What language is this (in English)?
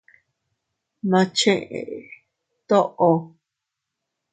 Teutila Cuicatec